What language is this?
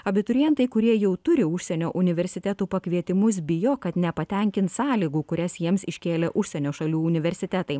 Lithuanian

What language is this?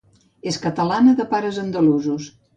Catalan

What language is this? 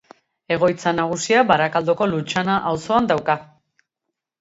Basque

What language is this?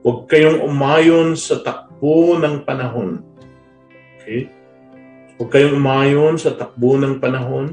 Filipino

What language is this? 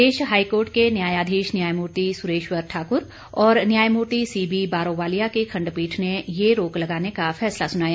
Hindi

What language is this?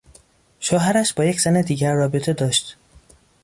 Persian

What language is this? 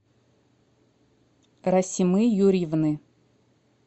Russian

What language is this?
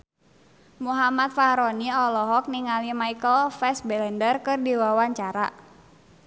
Sundanese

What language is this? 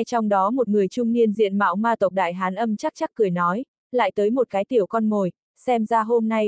Vietnamese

